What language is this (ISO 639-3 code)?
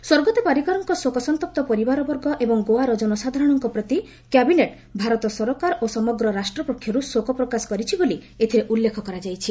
ori